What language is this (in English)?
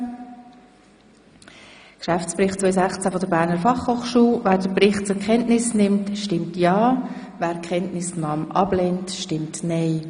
Swiss German